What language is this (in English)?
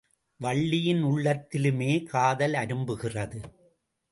Tamil